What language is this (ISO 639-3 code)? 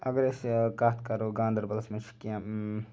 kas